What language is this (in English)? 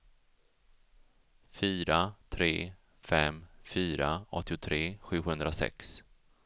Swedish